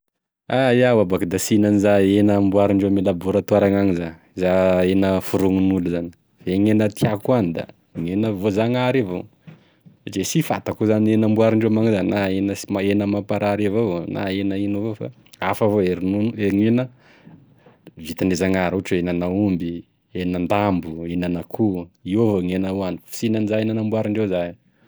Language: Tesaka Malagasy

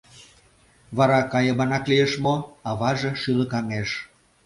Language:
Mari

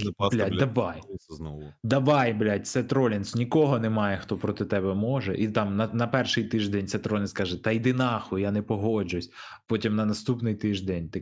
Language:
Ukrainian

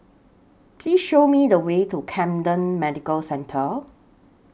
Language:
English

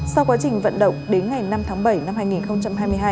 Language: Vietnamese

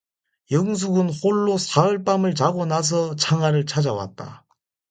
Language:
Korean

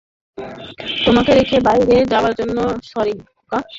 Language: Bangla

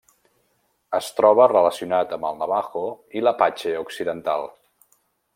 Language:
Catalan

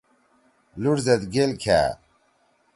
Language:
Torwali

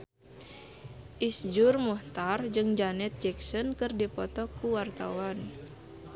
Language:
Sundanese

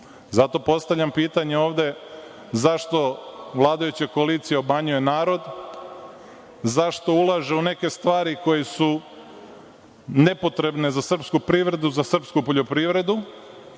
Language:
Serbian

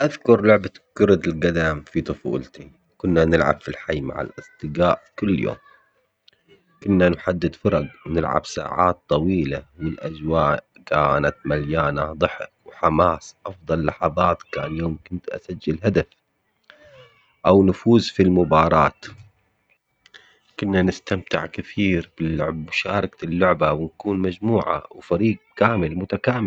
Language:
Omani Arabic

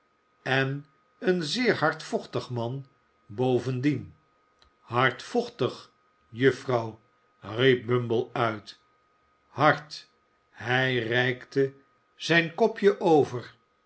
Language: Dutch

